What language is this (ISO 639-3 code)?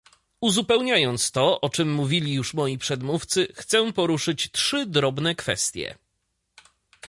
pol